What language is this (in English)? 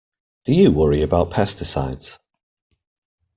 English